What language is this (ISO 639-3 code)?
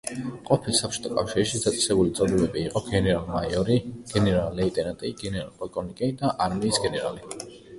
kat